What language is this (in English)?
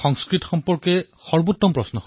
Assamese